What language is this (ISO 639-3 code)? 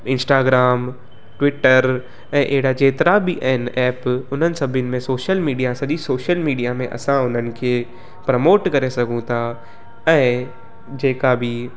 snd